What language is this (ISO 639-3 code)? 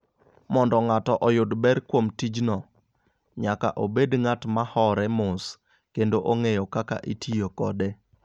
luo